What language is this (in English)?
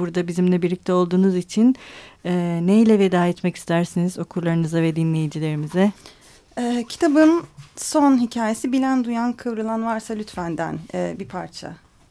Turkish